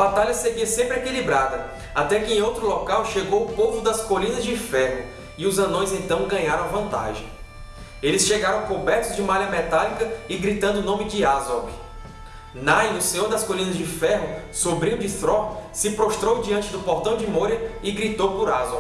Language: Portuguese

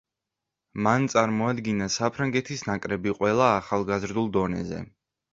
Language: Georgian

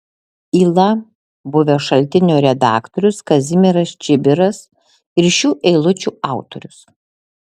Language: Lithuanian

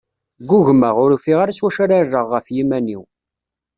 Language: Kabyle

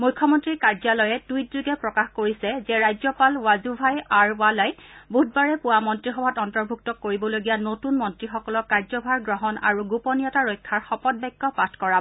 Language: Assamese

